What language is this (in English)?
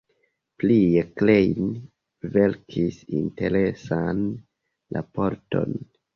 Esperanto